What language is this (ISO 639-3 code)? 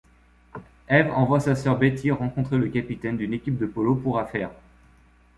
fra